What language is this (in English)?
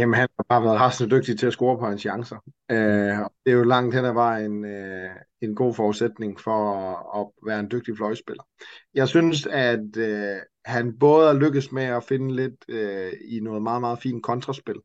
Danish